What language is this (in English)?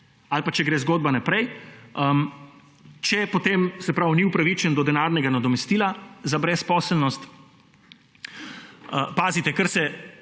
Slovenian